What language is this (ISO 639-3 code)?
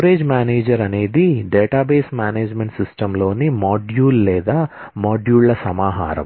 tel